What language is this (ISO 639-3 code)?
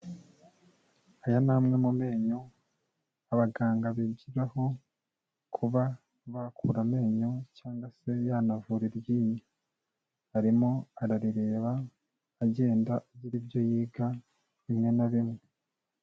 kin